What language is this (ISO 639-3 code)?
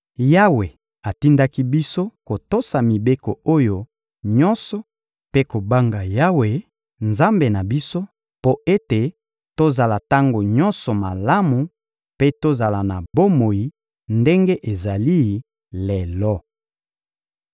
lin